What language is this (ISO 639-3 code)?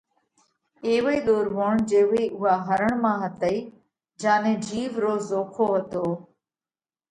kvx